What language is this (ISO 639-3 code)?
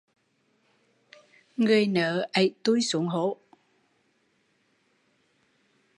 vie